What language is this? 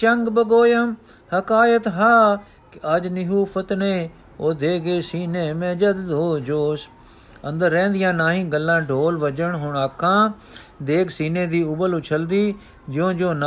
Punjabi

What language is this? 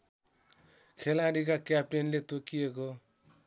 Nepali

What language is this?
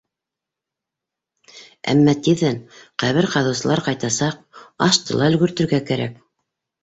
Bashkir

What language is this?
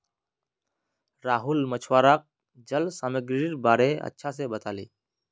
Magahi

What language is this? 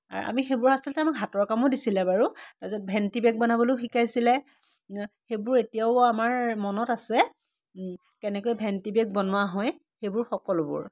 Assamese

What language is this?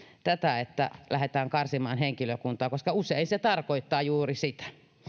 Finnish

